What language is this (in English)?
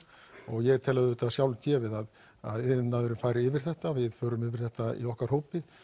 Icelandic